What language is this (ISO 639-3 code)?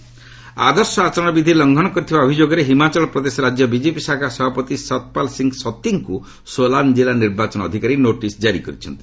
ori